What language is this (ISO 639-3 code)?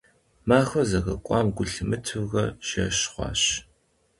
kbd